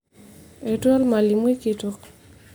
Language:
Masai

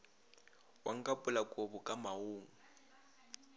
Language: Northern Sotho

